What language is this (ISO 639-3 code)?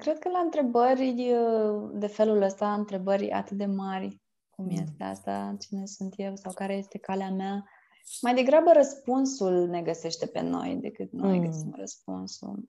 ron